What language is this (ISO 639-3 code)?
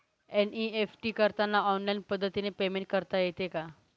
mar